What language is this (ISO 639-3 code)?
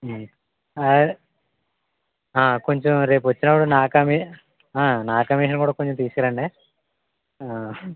tel